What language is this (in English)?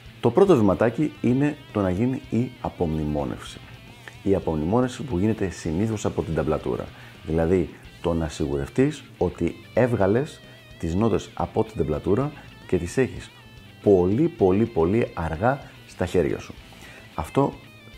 Greek